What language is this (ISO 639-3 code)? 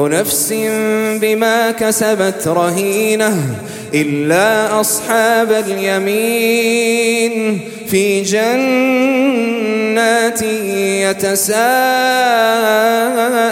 ara